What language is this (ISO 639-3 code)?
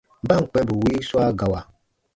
bba